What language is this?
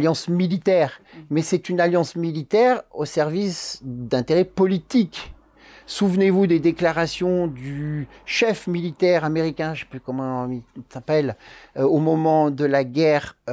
French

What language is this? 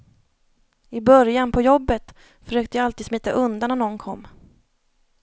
Swedish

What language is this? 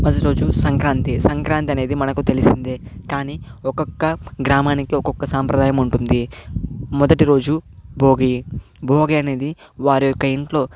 Telugu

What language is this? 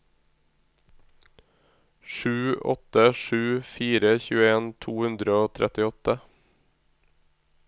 Norwegian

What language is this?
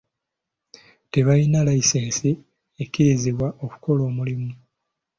Ganda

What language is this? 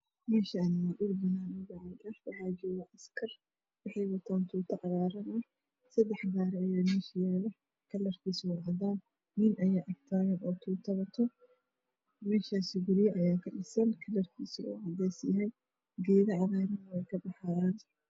Somali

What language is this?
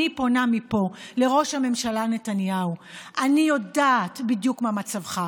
Hebrew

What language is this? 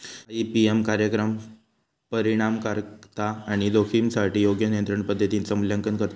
Marathi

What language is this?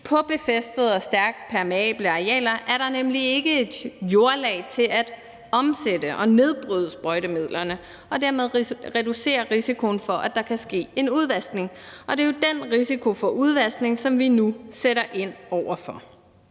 Danish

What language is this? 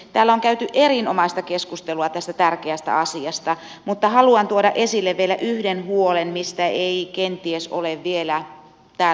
Finnish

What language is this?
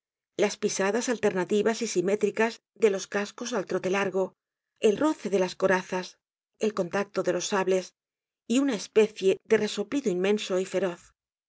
Spanish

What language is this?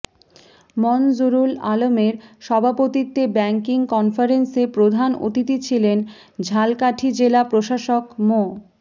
Bangla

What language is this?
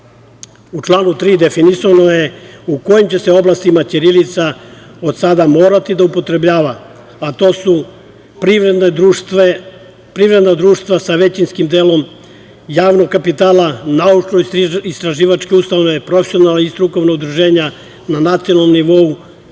Serbian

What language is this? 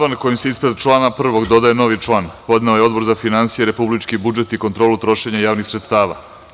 Serbian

